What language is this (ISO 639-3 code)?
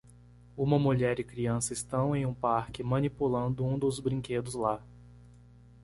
por